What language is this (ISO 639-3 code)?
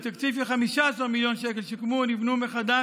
heb